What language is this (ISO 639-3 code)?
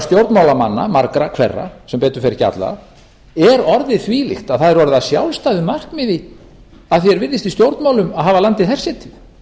isl